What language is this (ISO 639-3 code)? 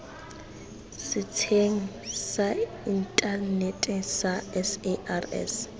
tsn